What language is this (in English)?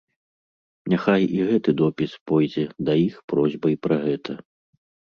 Belarusian